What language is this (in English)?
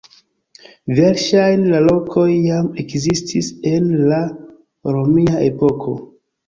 Esperanto